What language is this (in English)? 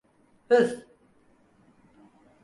Turkish